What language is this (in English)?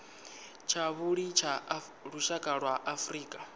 Venda